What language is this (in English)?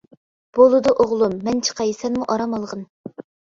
Uyghur